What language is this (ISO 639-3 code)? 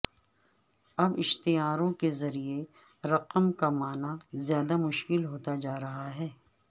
urd